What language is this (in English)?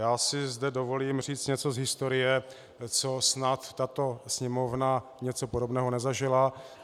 Czech